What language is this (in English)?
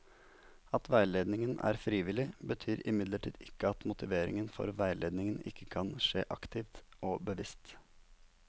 Norwegian